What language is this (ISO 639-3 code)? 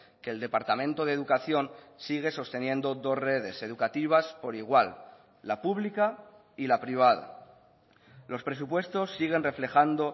spa